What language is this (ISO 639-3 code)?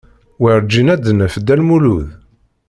kab